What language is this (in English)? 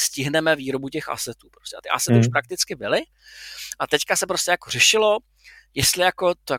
Czech